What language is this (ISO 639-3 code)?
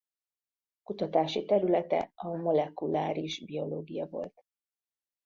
hun